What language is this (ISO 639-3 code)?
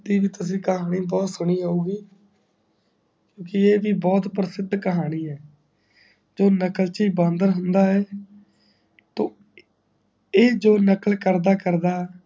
pan